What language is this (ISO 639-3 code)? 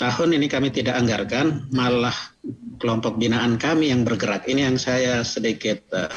ind